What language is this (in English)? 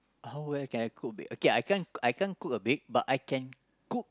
English